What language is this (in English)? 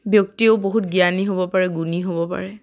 Assamese